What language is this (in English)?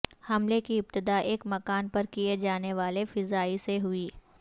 Urdu